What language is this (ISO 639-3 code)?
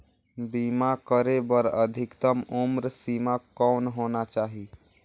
hne